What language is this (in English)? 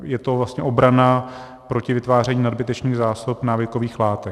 Czech